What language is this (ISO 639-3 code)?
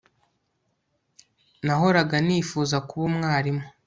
kin